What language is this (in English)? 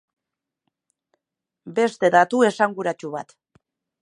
Basque